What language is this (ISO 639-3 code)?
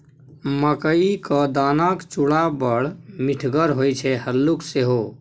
mai